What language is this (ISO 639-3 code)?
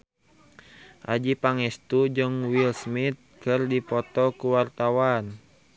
sun